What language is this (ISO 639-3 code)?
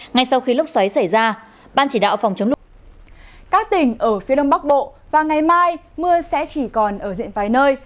vie